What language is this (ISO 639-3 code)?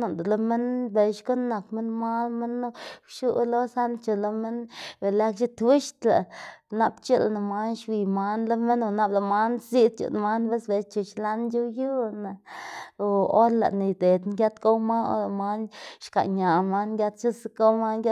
ztg